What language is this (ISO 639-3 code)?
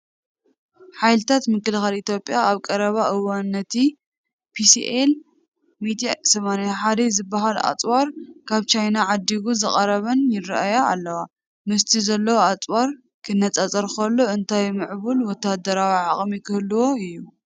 tir